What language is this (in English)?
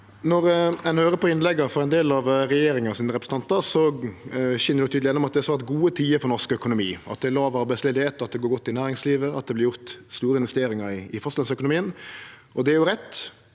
Norwegian